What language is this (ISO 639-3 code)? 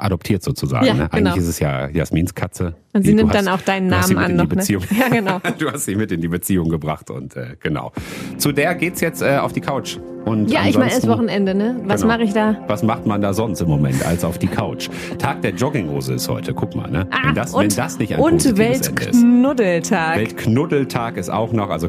deu